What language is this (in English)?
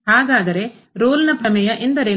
Kannada